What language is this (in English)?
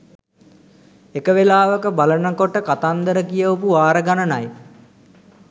Sinhala